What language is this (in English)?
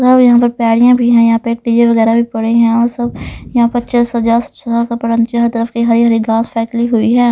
Hindi